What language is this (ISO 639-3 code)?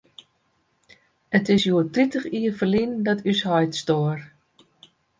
fry